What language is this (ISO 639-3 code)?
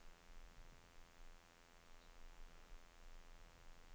nor